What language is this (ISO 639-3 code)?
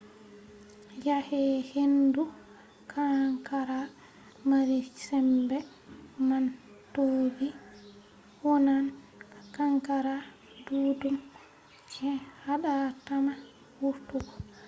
ful